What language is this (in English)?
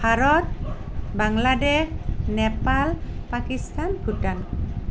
Assamese